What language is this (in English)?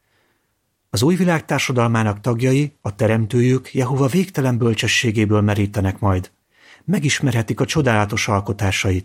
Hungarian